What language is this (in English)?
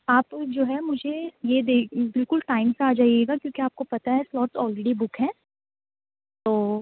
Urdu